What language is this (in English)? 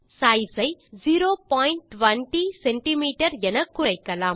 Tamil